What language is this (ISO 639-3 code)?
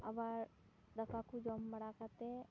sat